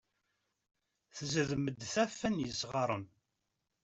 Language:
Kabyle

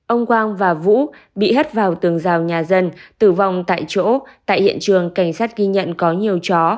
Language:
Vietnamese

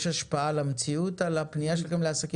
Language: Hebrew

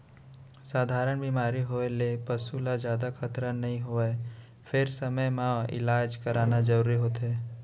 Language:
Chhattisgarhi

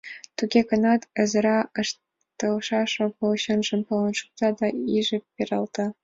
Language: Mari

